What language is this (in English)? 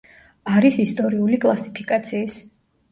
Georgian